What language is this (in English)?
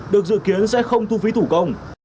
Vietnamese